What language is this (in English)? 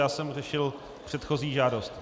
Czech